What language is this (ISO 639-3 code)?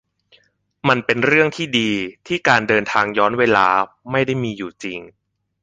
tha